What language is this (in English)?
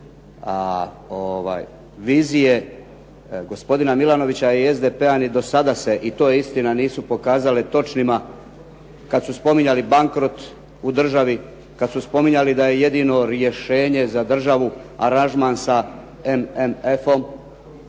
Croatian